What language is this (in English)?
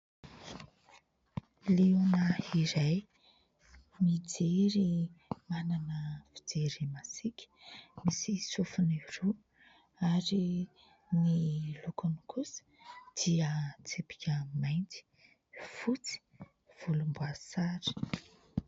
Malagasy